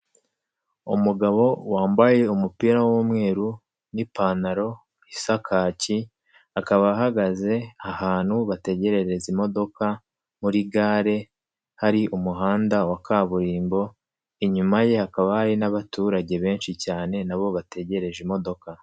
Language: Kinyarwanda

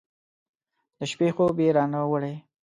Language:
Pashto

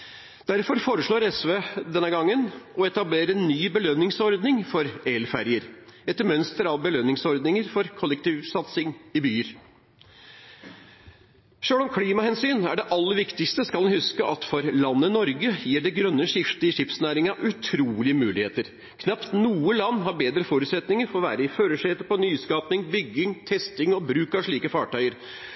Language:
Norwegian Bokmål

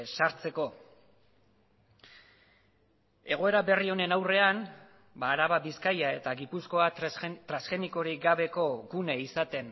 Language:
Basque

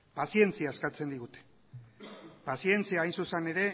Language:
Basque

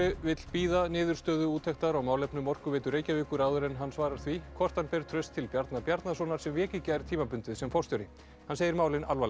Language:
Icelandic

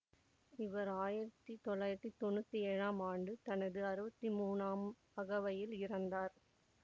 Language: Tamil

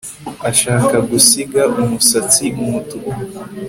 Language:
Kinyarwanda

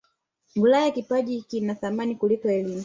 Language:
Swahili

